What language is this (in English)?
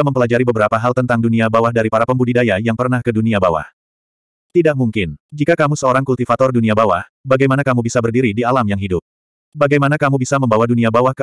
Indonesian